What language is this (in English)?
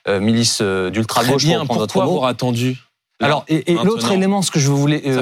French